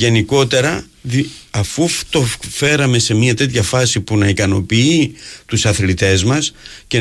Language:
Greek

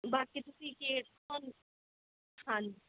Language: Punjabi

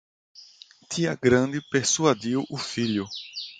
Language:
Portuguese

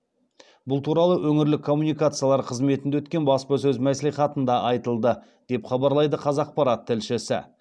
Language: Kazakh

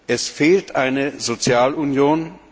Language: German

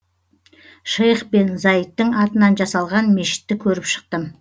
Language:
Kazakh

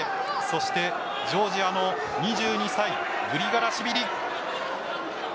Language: Japanese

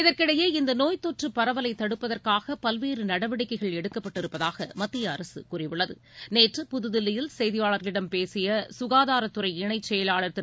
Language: Tamil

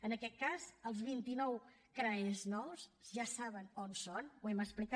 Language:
Catalan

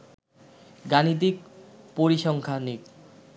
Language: Bangla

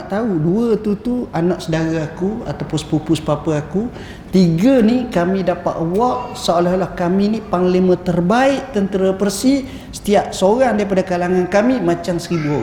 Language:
Malay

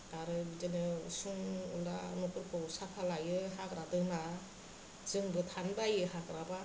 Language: Bodo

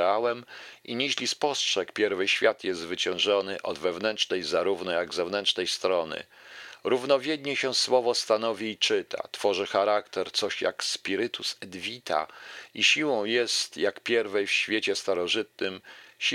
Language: Polish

